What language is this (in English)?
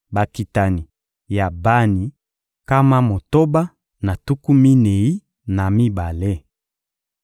Lingala